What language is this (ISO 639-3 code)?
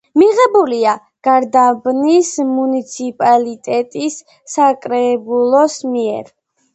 kat